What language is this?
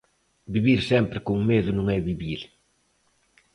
Galician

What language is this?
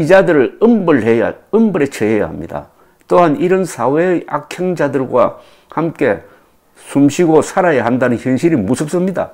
Korean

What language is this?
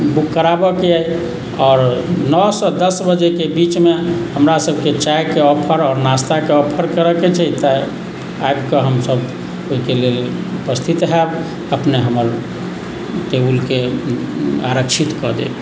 Maithili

